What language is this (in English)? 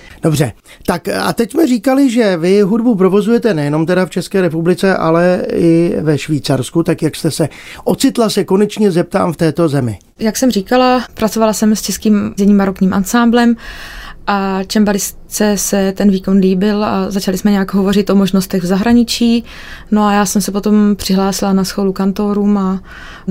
Czech